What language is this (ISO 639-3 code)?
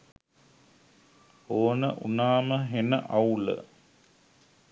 sin